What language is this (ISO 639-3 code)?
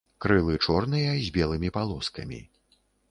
bel